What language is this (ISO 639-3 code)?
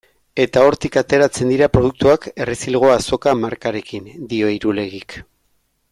eus